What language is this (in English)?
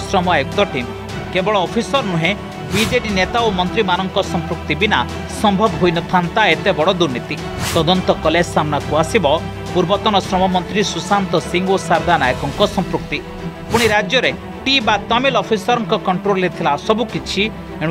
Hindi